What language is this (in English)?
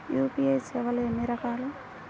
Telugu